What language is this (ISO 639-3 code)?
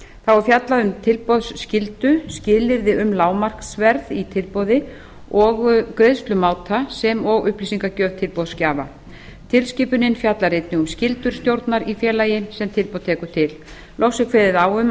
isl